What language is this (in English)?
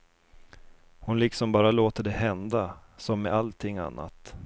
Swedish